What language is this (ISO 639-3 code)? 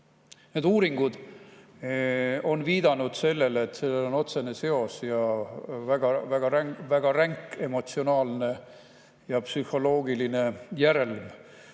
est